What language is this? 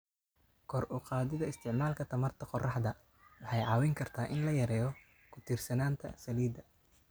Somali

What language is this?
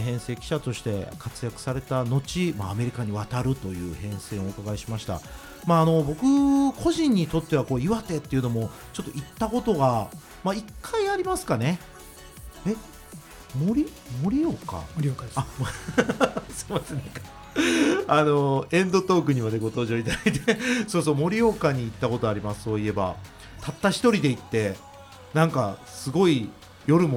Japanese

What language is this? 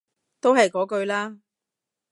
Cantonese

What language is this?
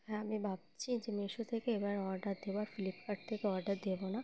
Bangla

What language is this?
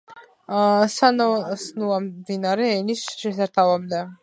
Georgian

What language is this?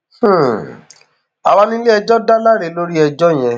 Yoruba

